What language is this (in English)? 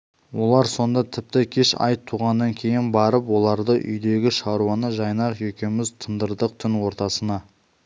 Kazakh